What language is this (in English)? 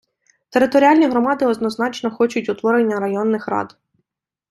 Ukrainian